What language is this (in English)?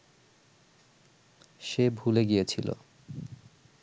Bangla